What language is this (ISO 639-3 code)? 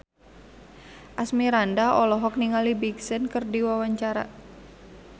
sun